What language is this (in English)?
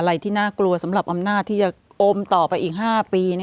Thai